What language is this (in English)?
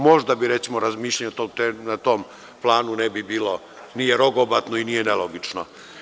Serbian